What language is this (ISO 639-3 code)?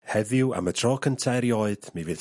cym